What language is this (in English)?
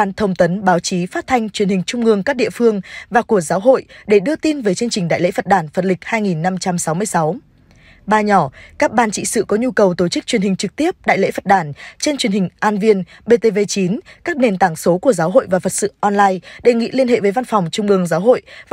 Vietnamese